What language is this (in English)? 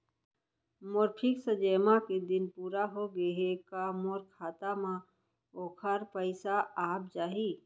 Chhattisgarhi